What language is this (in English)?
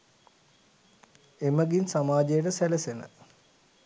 Sinhala